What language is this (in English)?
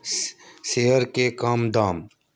Maithili